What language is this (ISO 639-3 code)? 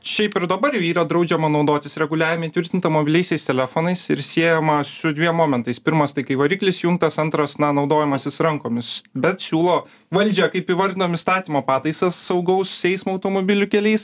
lit